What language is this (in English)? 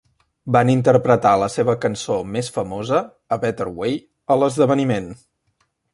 Catalan